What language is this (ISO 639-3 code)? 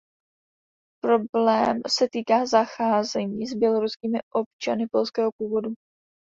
ces